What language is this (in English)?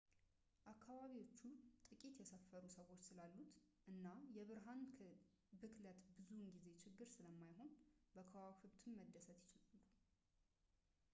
Amharic